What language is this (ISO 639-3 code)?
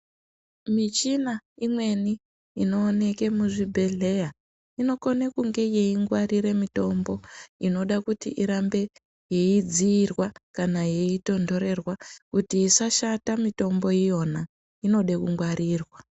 ndc